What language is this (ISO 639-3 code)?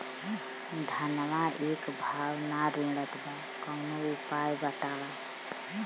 bho